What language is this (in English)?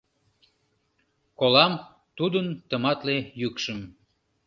Mari